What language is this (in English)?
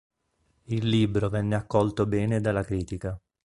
Italian